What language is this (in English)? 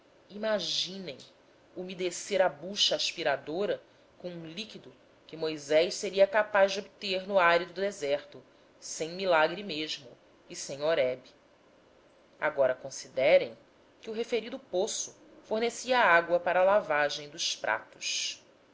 Portuguese